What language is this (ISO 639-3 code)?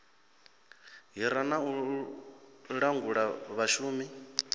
ven